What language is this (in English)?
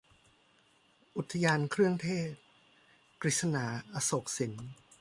Thai